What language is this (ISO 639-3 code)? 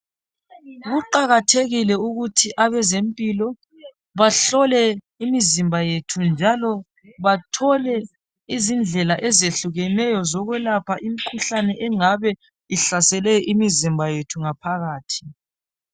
nde